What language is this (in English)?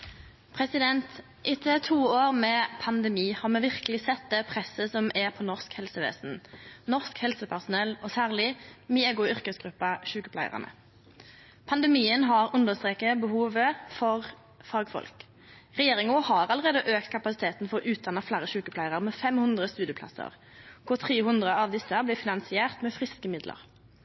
Norwegian